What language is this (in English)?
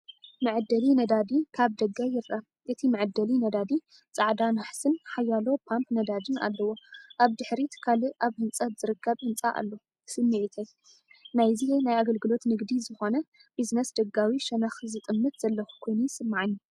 Tigrinya